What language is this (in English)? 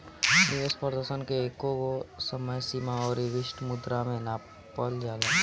Bhojpuri